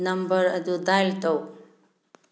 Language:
Manipuri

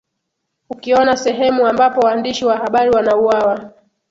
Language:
Swahili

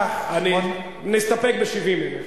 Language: Hebrew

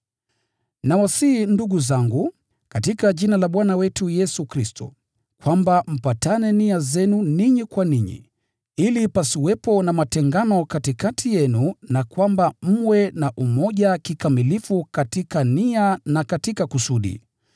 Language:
Swahili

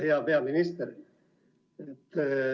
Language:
Estonian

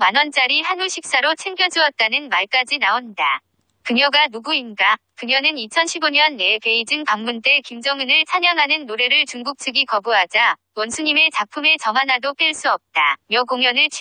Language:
Korean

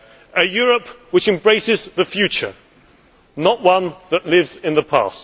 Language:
English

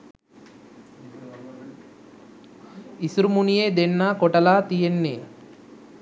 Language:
Sinhala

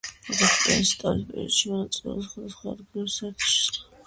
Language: Georgian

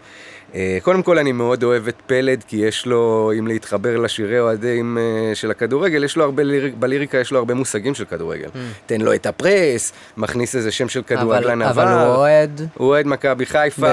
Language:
Hebrew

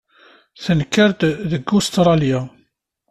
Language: Kabyle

